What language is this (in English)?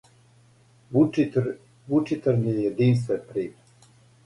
Serbian